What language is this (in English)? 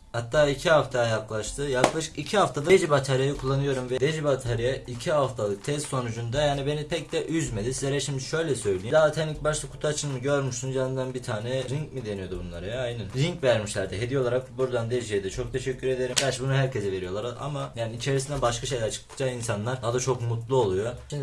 Turkish